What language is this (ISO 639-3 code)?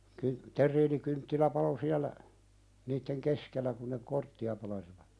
fin